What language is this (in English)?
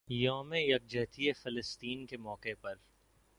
Urdu